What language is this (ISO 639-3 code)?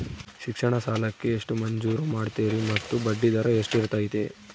kan